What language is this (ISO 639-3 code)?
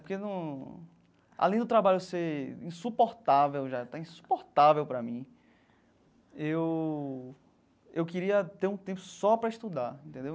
por